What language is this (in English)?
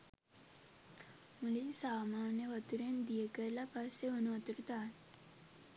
Sinhala